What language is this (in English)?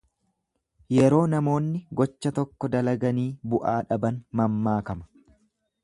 Oromo